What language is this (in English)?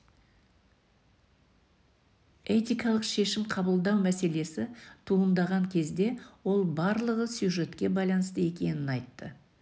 Kazakh